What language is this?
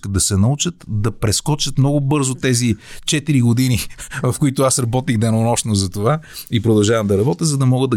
Bulgarian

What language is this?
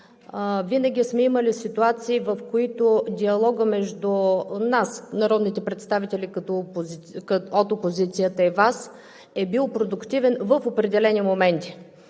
Bulgarian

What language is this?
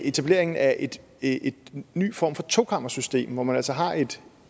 Danish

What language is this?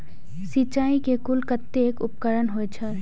Maithili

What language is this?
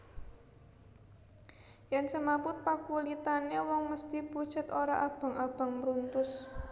Javanese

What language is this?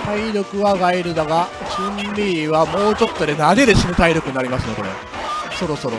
Japanese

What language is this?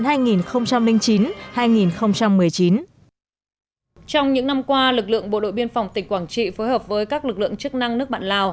Vietnamese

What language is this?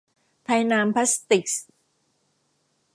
Thai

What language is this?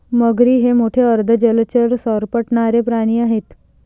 Marathi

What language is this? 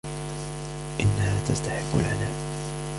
Arabic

